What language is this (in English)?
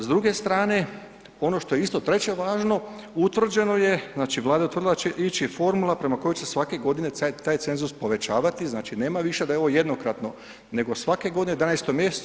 Croatian